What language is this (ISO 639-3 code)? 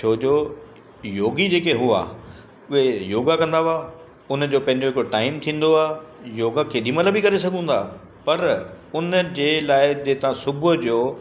snd